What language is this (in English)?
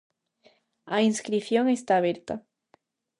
Galician